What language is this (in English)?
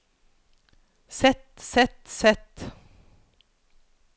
Norwegian